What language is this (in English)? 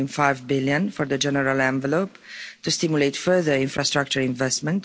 English